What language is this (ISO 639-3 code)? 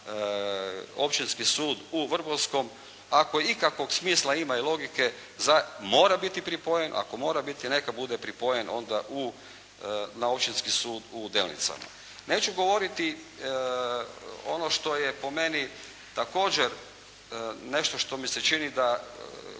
hrv